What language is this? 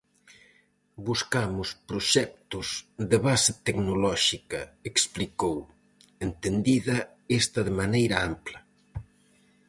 Galician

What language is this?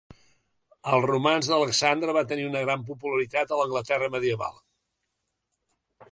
Catalan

